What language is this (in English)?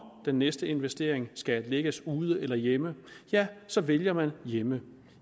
Danish